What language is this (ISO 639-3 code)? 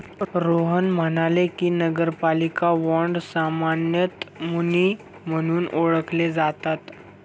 mar